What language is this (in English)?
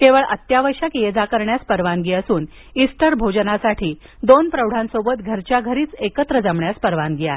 Marathi